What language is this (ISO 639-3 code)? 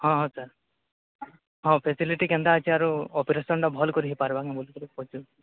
ori